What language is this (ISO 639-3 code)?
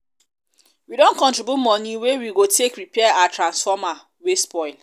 pcm